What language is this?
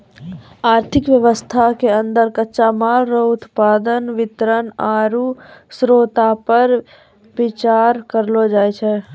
Maithili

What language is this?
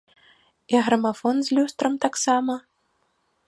Belarusian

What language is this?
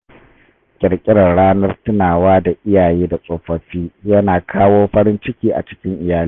Hausa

